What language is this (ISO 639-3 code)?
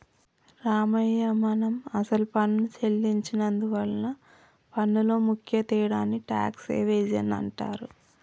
tel